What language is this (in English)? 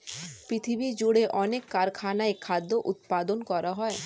Bangla